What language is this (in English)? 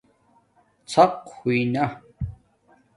Domaaki